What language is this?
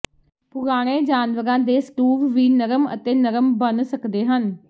Punjabi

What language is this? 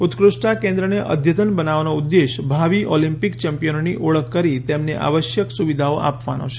Gujarati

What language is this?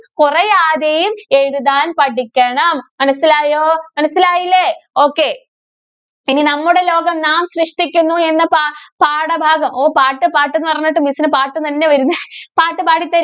Malayalam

